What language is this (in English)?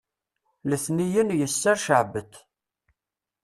Kabyle